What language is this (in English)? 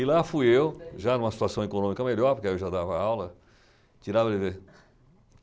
Portuguese